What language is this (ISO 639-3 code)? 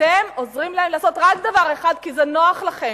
heb